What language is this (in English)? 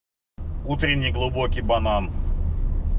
Russian